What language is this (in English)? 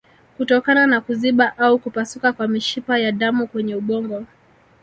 Swahili